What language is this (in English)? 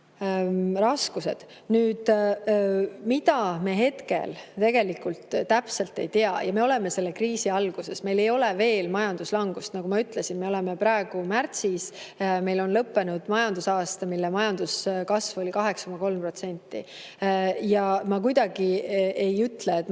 Estonian